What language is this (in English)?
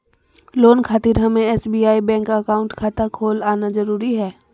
Magahi